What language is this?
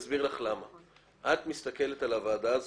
Hebrew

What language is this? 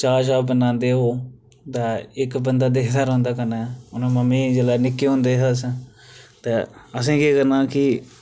Dogri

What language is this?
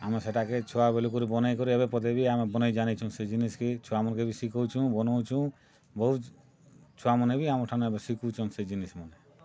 Odia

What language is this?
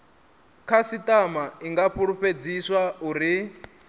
Venda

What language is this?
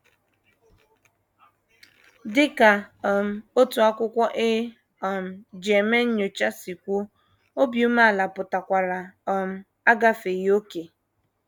Igbo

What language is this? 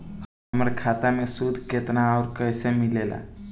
Bhojpuri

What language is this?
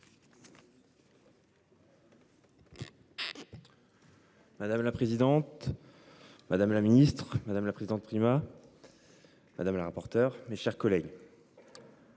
French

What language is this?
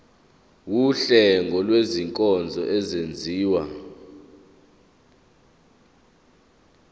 Zulu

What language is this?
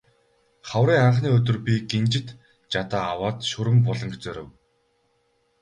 Mongolian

